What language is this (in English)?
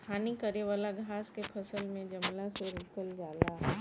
Bhojpuri